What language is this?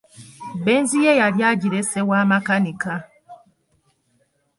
Ganda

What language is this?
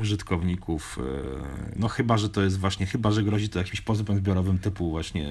Polish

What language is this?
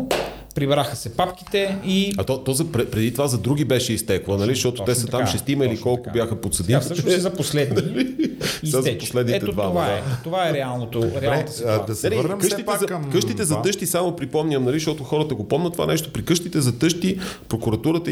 Bulgarian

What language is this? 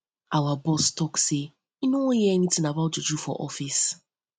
Nigerian Pidgin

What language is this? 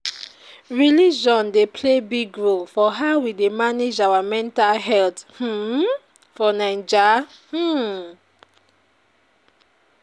Nigerian Pidgin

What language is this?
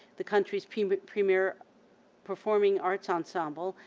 English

